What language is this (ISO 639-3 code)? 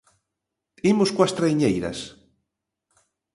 glg